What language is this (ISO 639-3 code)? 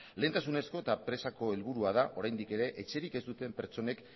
eus